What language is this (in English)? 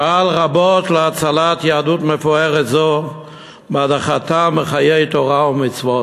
Hebrew